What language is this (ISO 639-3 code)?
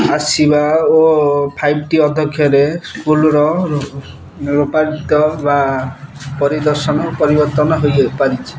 ori